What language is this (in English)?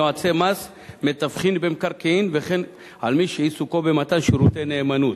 Hebrew